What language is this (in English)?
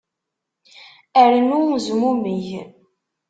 Kabyle